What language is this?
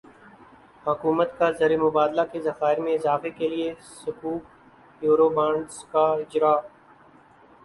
Urdu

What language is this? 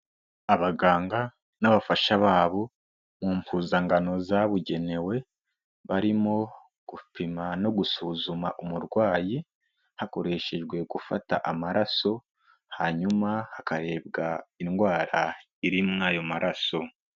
Kinyarwanda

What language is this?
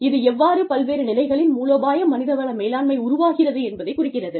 Tamil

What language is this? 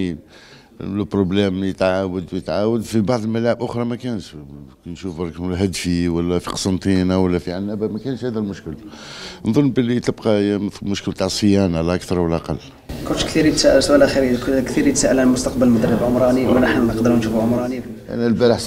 Arabic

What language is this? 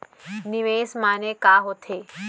Chhattisgarhi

